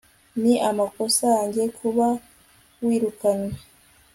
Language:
Kinyarwanda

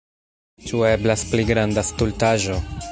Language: Esperanto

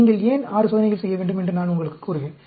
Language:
Tamil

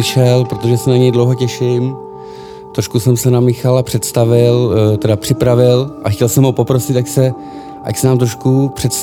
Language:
Czech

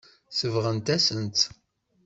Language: Kabyle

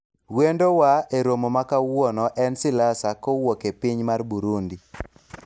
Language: Luo (Kenya and Tanzania)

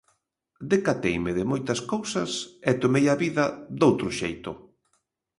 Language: Galician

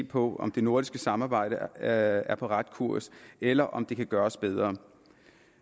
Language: Danish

